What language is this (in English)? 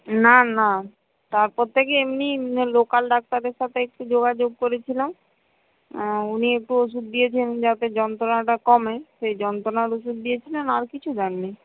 Bangla